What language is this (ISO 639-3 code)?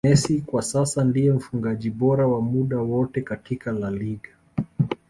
swa